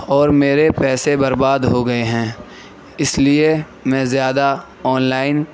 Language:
Urdu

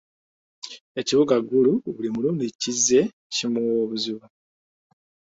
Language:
Ganda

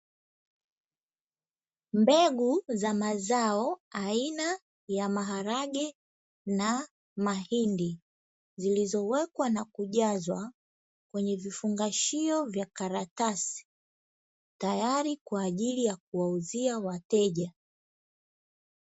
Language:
Swahili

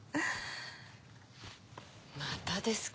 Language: Japanese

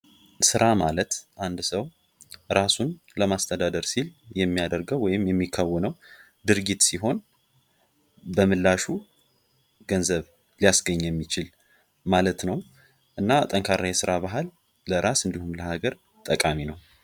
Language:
Amharic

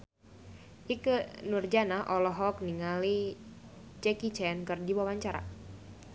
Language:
Sundanese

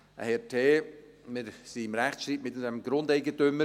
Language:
Swiss German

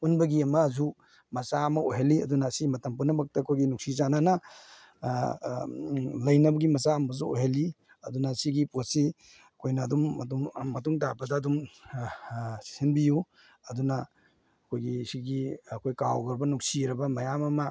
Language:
Manipuri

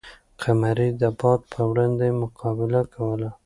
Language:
Pashto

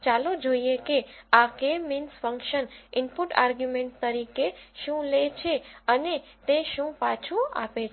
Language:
Gujarati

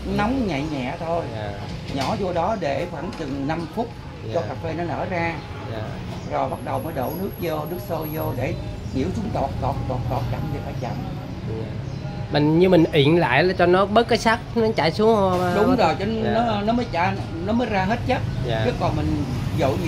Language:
Vietnamese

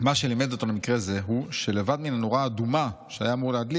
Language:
Hebrew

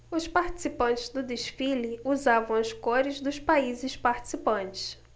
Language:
Portuguese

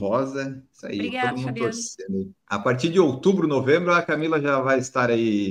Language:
Portuguese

